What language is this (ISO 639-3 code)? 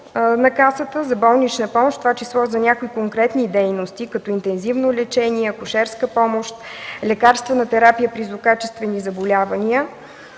bul